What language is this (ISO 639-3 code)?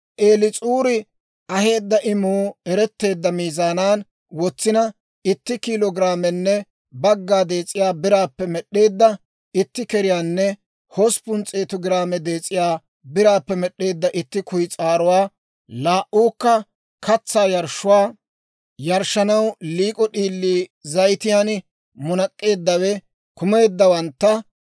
dwr